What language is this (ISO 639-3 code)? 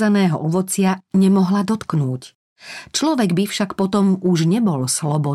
slk